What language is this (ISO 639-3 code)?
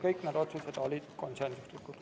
est